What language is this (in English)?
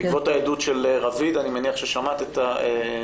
Hebrew